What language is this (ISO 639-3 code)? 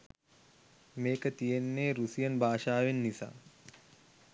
sin